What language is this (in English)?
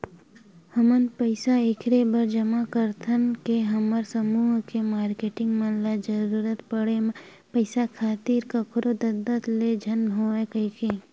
Chhattisgarhi